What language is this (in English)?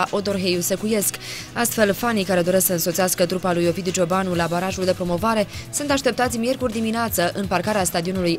Romanian